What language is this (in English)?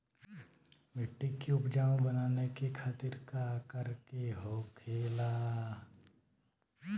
Bhojpuri